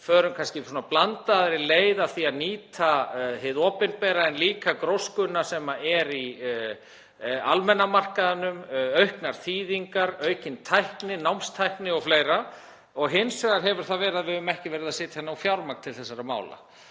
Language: Icelandic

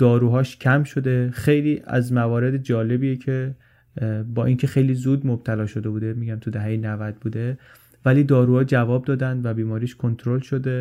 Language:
Persian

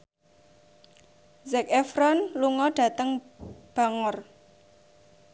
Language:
Javanese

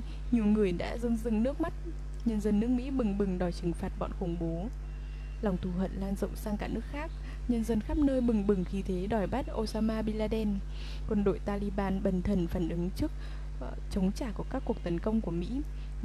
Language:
Vietnamese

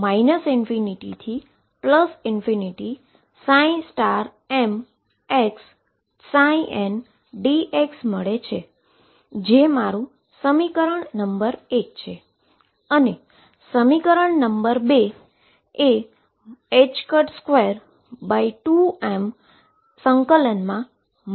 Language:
Gujarati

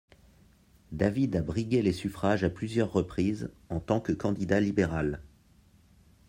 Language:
French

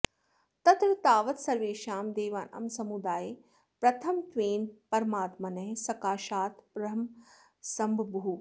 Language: Sanskrit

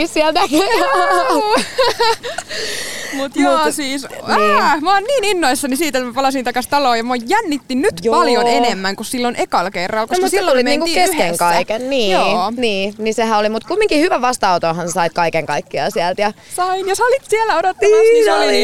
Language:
Finnish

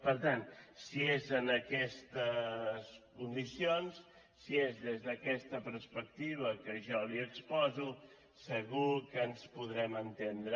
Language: Catalan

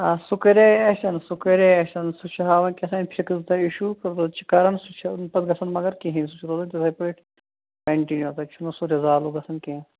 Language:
Kashmiri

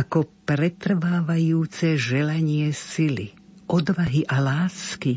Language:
Slovak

